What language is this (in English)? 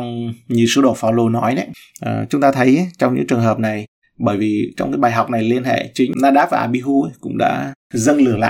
Vietnamese